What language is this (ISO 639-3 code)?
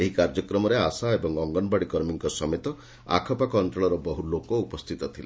ori